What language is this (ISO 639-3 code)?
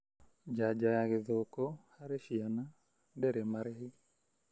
kik